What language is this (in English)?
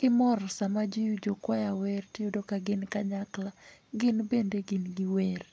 Luo (Kenya and Tanzania)